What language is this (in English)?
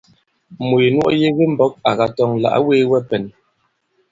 Bankon